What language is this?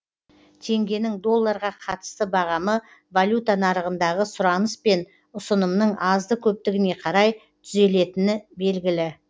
Kazakh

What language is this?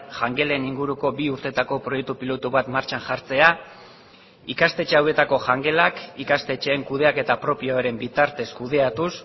Basque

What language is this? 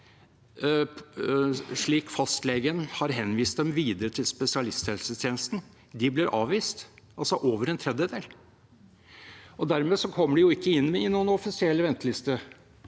Norwegian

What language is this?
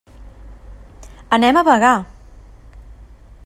Catalan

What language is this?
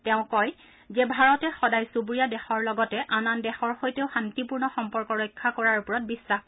Assamese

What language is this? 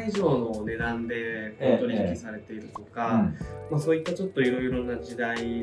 Japanese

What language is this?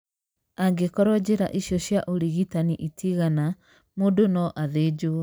Kikuyu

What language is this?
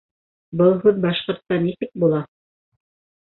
Bashkir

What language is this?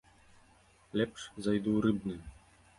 Belarusian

